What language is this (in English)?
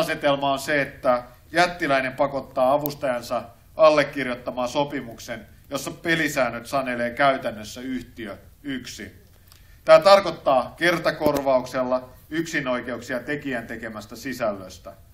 Finnish